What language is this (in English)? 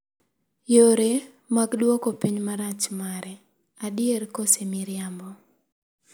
Luo (Kenya and Tanzania)